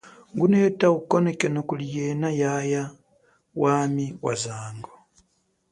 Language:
Chokwe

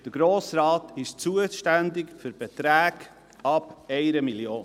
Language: Swiss German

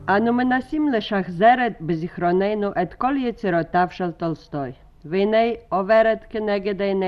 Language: Hebrew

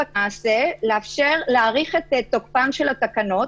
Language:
Hebrew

